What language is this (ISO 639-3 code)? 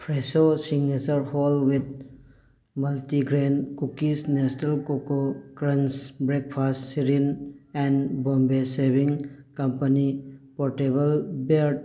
mni